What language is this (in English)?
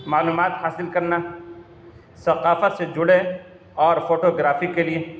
Urdu